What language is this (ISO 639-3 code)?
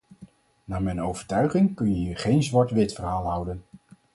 nld